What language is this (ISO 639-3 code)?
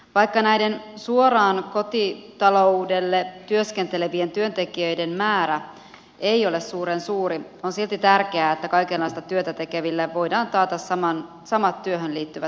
fin